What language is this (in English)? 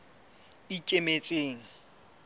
Southern Sotho